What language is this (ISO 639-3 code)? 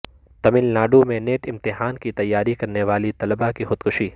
urd